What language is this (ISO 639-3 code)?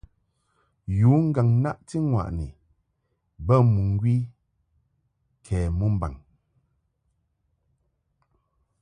mhk